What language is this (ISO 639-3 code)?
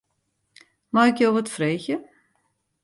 fry